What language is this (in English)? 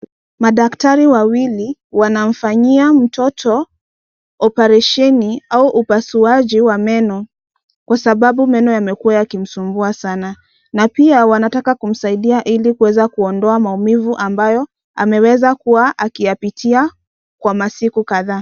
Swahili